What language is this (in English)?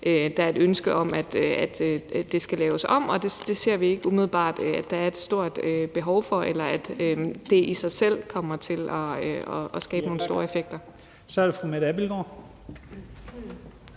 Danish